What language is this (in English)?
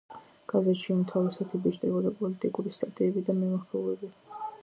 Georgian